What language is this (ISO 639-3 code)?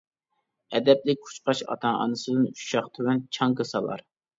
uig